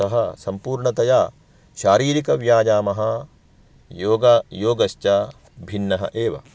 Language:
Sanskrit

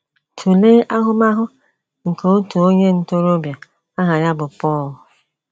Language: Igbo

